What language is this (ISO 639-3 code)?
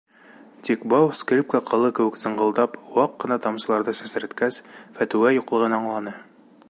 bak